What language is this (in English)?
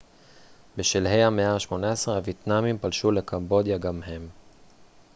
Hebrew